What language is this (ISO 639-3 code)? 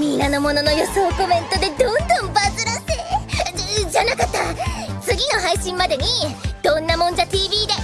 jpn